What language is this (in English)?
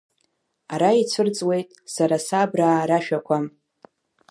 Abkhazian